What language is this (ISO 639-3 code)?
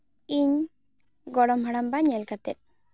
sat